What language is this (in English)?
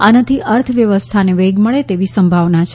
Gujarati